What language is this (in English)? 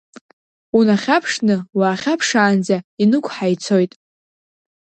Abkhazian